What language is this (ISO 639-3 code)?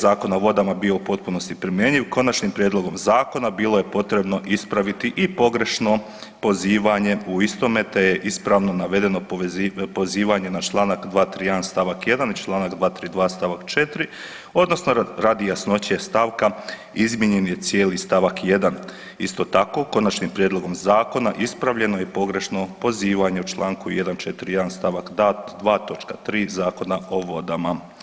hrv